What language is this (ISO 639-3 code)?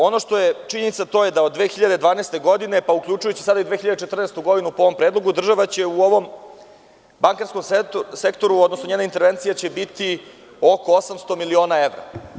srp